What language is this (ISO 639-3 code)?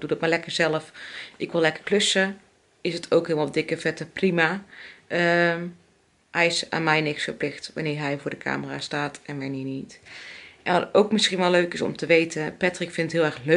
nld